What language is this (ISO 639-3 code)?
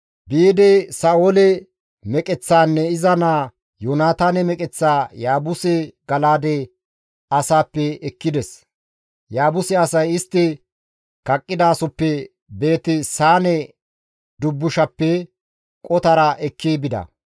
gmv